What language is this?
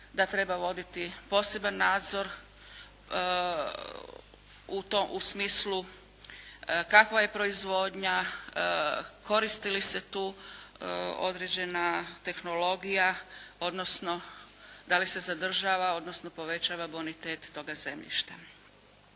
Croatian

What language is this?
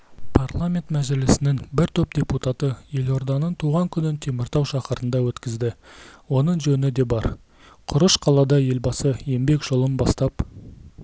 Kazakh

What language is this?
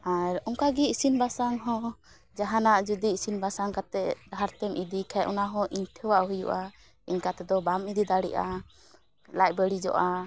Santali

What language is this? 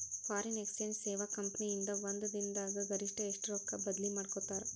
Kannada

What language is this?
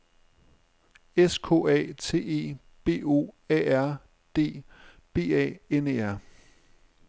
Danish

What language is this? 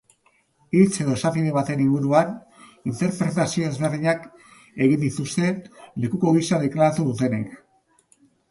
Basque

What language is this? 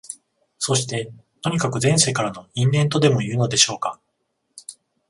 Japanese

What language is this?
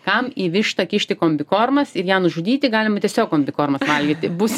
Lithuanian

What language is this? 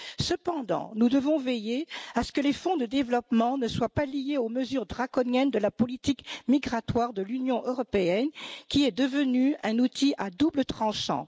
French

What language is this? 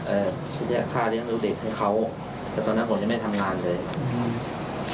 Thai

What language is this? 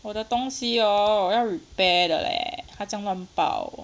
English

